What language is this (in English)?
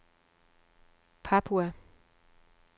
Danish